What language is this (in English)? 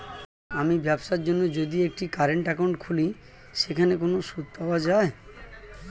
Bangla